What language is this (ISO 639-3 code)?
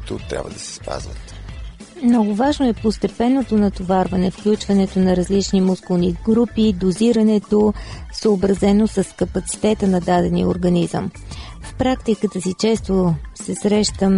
bul